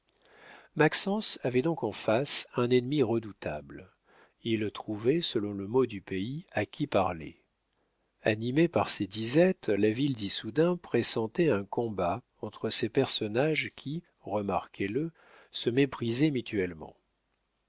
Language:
French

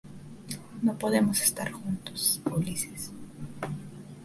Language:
Spanish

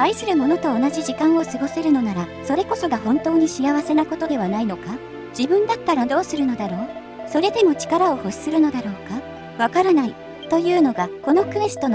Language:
Japanese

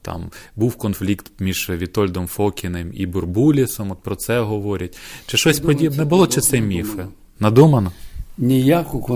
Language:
Ukrainian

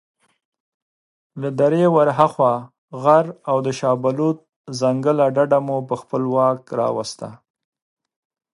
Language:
Pashto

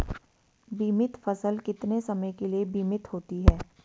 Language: Hindi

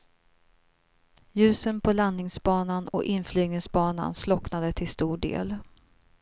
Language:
Swedish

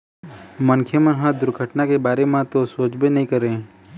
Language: Chhattisgarhi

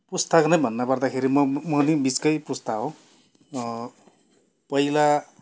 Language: Nepali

